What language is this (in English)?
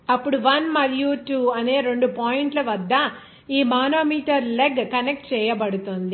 Telugu